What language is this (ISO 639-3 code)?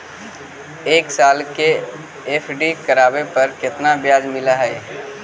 mag